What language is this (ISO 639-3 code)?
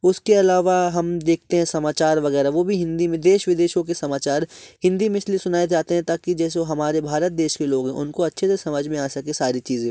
hin